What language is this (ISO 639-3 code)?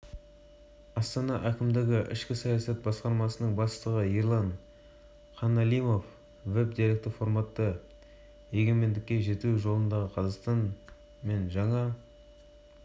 kaz